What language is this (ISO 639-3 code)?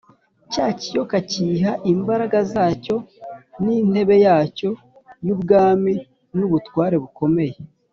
kin